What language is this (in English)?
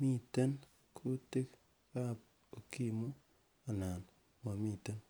Kalenjin